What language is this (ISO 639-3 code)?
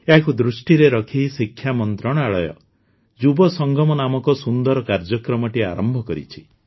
ori